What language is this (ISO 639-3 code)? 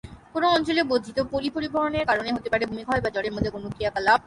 ben